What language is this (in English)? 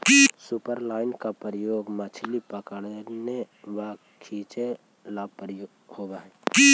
Magahi